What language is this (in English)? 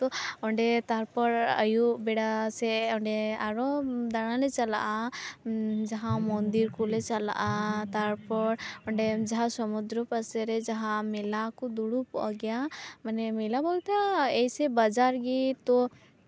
Santali